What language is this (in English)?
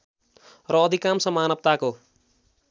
Nepali